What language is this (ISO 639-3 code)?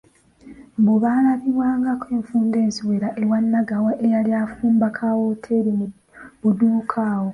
lug